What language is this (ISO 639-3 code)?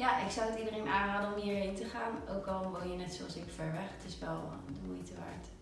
nld